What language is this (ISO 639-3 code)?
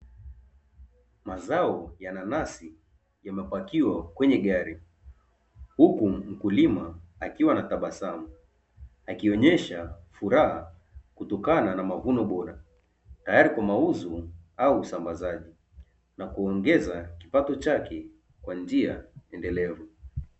swa